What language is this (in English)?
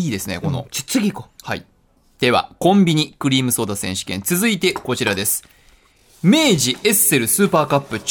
Japanese